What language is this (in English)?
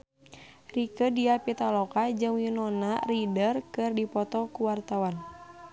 Sundanese